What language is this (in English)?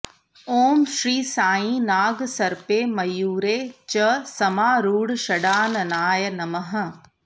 Sanskrit